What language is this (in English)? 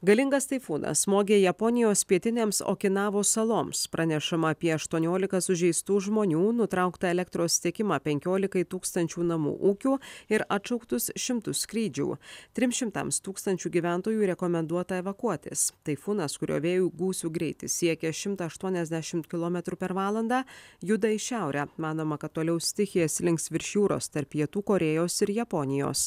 Lithuanian